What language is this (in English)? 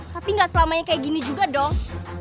Indonesian